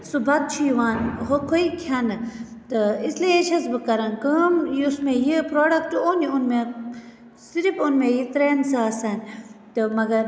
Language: Kashmiri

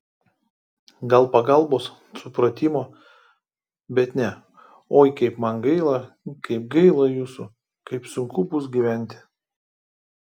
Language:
Lithuanian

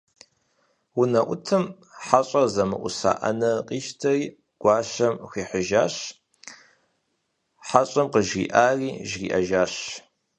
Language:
Kabardian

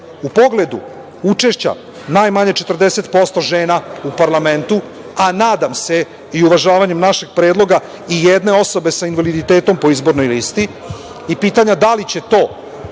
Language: Serbian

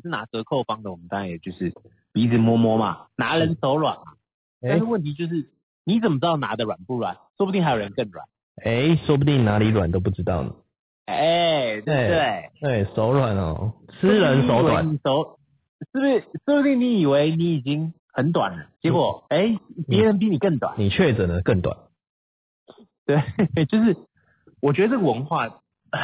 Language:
Chinese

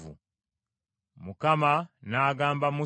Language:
Ganda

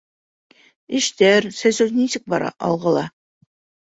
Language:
Bashkir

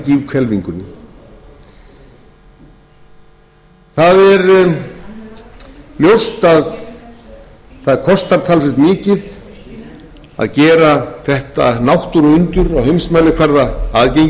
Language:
Icelandic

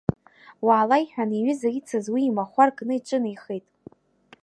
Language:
Abkhazian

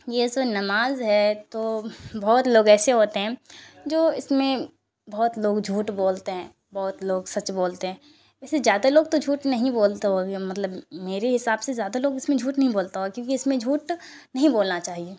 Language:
Urdu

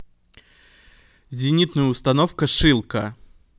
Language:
Russian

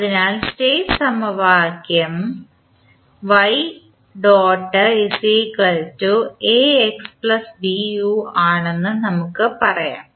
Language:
Malayalam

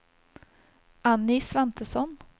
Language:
Swedish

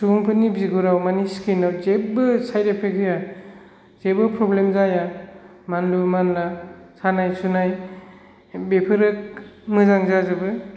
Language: Bodo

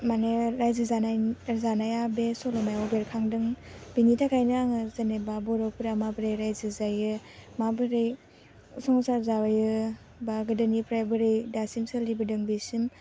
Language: Bodo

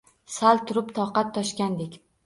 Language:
Uzbek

